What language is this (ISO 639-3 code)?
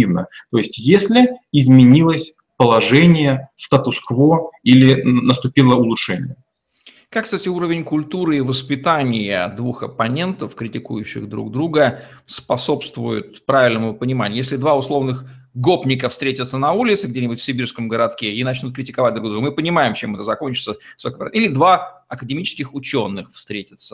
rus